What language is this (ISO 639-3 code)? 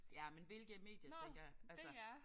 dan